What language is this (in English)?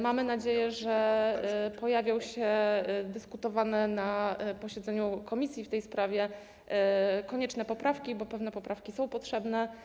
Polish